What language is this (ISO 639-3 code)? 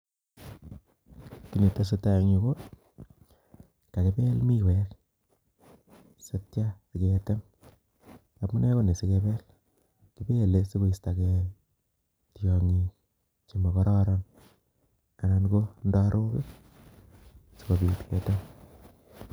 kln